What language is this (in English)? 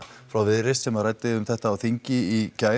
Icelandic